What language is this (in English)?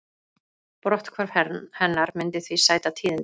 Icelandic